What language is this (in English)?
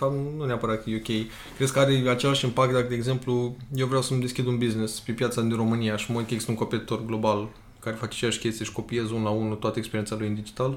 Romanian